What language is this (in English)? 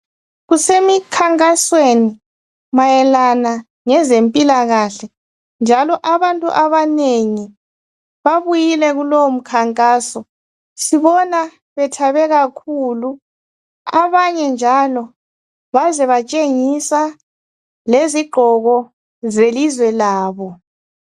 North Ndebele